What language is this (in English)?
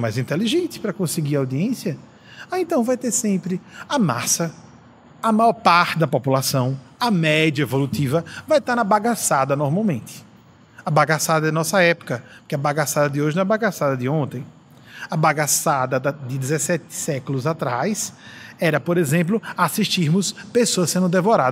Portuguese